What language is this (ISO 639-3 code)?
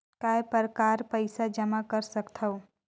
hne